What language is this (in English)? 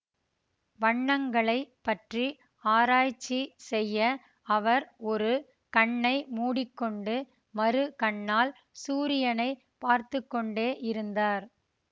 Tamil